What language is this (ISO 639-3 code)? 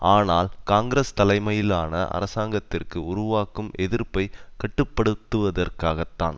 tam